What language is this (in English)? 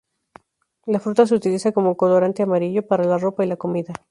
Spanish